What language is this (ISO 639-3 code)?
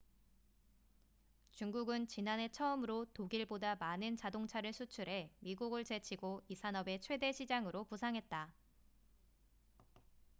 kor